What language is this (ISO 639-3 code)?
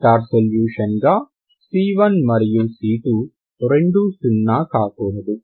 tel